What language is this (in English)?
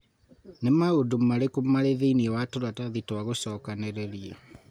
Kikuyu